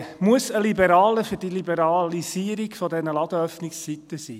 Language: Swiss German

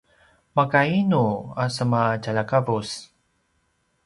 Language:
Paiwan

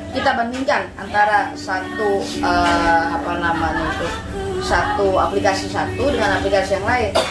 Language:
Indonesian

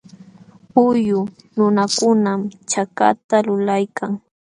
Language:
Jauja Wanca Quechua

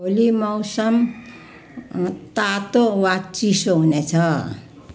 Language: Nepali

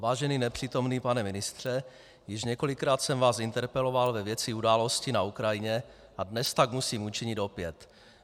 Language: Czech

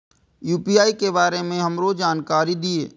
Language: Maithili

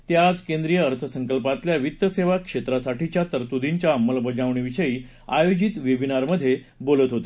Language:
Marathi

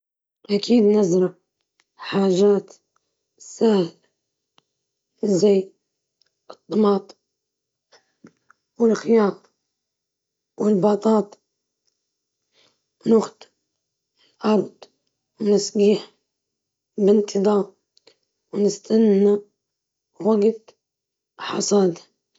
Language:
Libyan Arabic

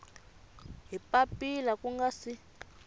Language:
Tsonga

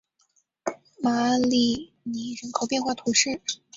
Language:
Chinese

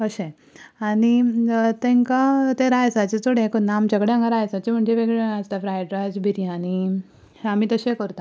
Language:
Konkani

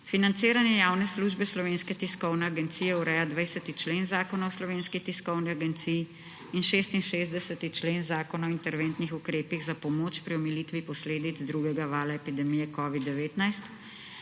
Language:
Slovenian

